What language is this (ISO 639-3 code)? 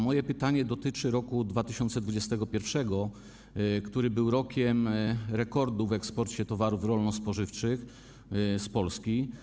pol